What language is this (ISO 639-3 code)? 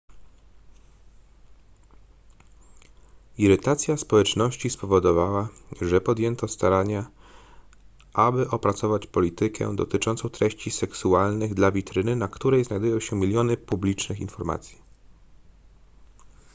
pol